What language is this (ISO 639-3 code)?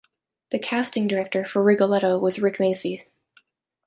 eng